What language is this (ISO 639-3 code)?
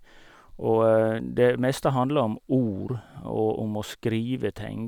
nor